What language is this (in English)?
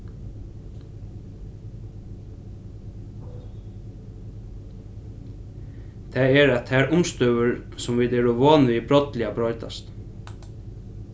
Faroese